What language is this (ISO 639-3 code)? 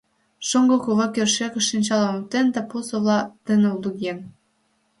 chm